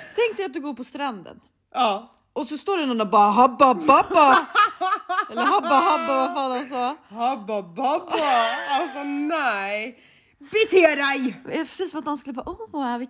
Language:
Swedish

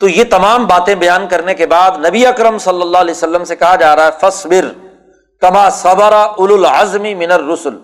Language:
Urdu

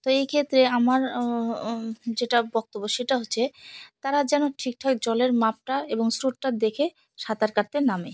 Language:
Bangla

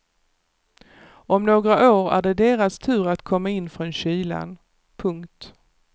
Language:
Swedish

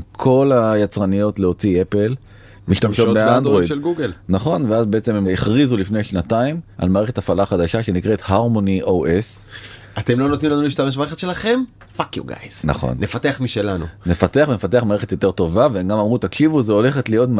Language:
Hebrew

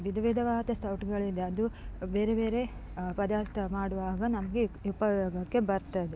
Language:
Kannada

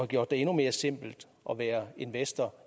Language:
Danish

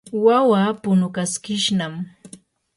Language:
Yanahuanca Pasco Quechua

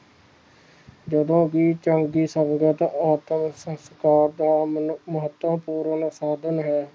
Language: Punjabi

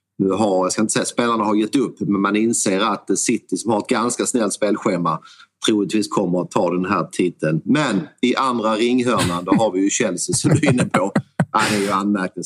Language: Swedish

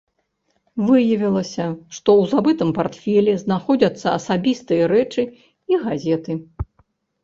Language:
Belarusian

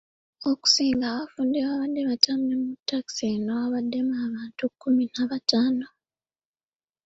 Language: Ganda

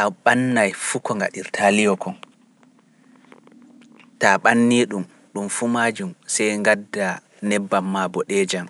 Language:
Pular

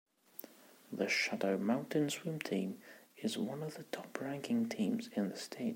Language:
English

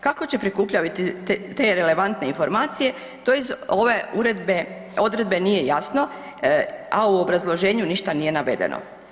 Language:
Croatian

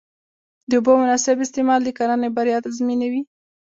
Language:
Pashto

